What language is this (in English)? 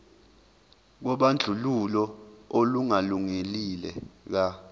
Zulu